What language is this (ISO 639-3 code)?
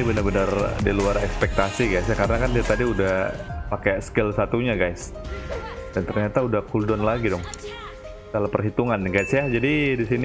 ind